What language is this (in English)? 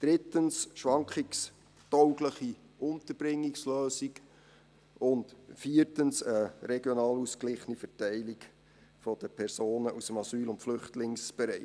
Swiss German